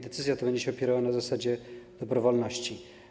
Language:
Polish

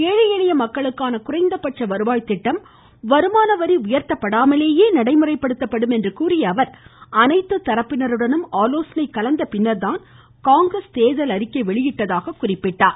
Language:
Tamil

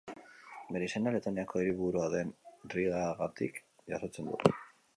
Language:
Basque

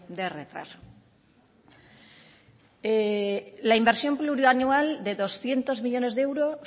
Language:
Spanish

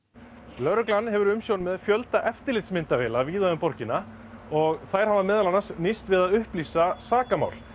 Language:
Icelandic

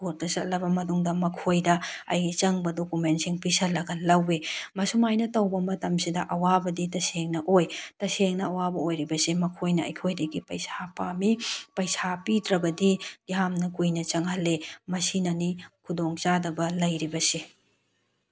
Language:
Manipuri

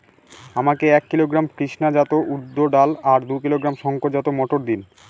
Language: Bangla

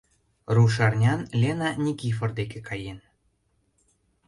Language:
Mari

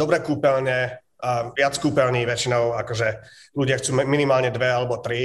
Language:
Slovak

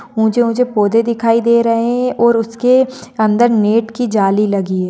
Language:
Marwari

